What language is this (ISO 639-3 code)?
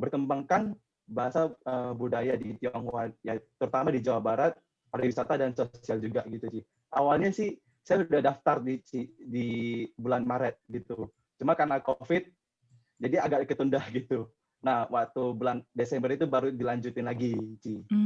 ind